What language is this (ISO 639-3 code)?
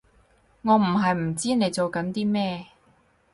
yue